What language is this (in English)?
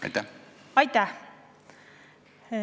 Estonian